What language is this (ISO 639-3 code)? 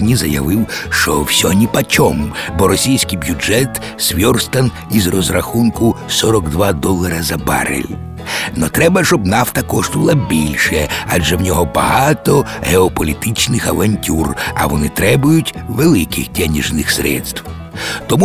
ukr